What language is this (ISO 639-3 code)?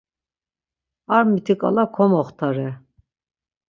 lzz